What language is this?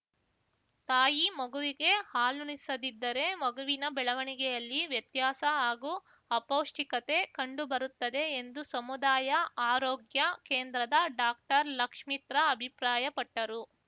Kannada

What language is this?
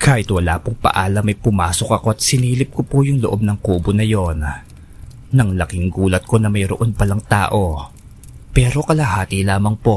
Filipino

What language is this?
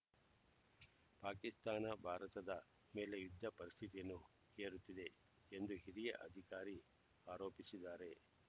Kannada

